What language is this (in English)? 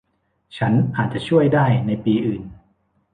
Thai